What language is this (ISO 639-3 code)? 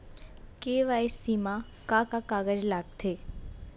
hne